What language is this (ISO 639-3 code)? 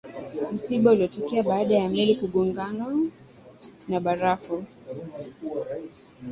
swa